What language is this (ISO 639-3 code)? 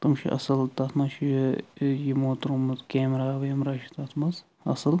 kas